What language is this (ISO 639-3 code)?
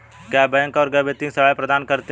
hin